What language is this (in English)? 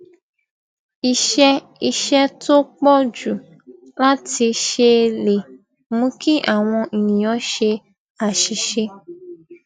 Yoruba